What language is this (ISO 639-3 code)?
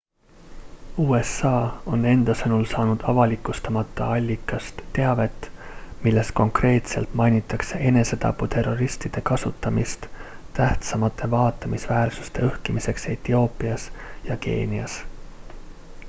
est